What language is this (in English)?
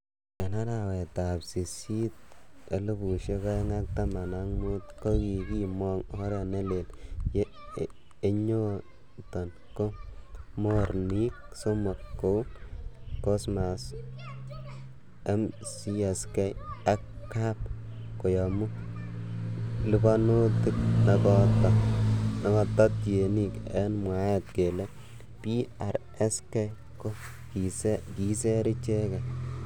Kalenjin